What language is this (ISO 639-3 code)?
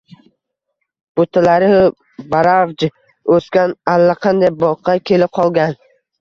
uzb